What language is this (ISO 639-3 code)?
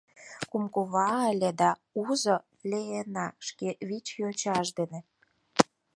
chm